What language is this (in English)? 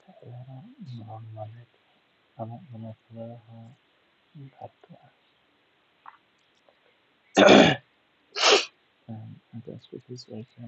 Somali